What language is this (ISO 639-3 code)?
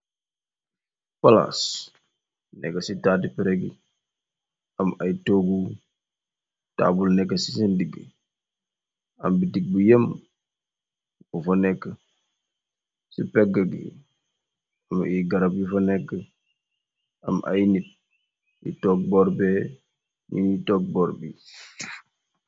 wol